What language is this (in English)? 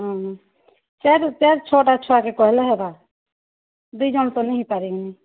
Odia